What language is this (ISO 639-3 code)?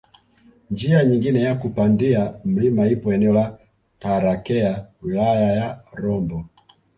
swa